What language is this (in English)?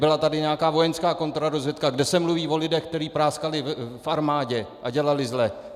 Czech